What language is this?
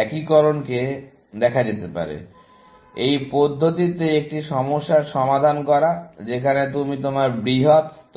Bangla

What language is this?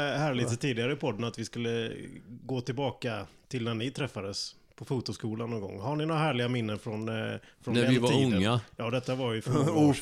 Swedish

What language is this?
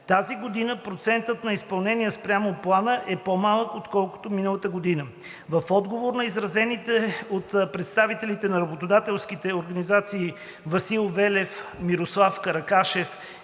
Bulgarian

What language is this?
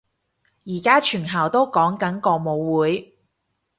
Cantonese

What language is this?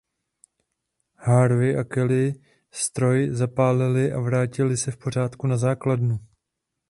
Czech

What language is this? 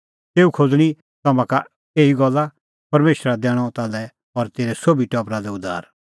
Kullu Pahari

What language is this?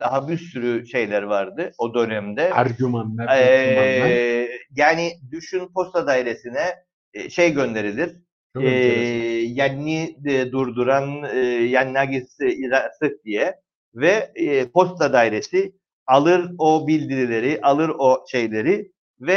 Turkish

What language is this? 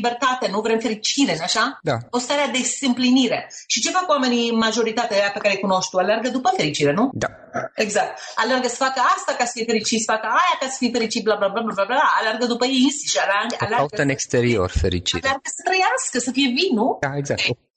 Romanian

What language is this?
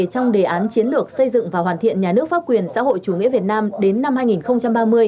Vietnamese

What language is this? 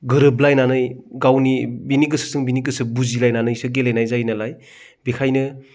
Bodo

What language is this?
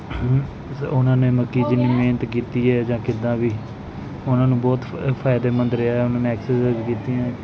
Punjabi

